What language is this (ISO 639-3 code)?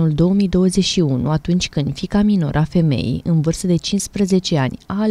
ron